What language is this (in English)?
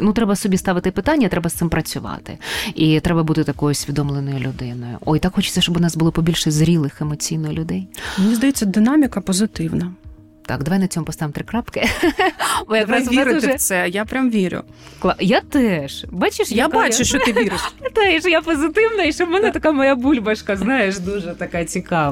Ukrainian